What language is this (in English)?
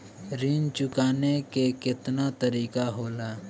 Bhojpuri